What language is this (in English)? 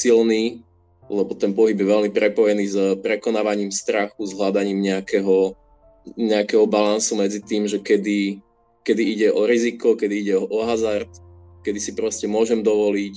Slovak